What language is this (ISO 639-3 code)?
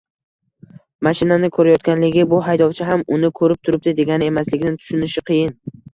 uzb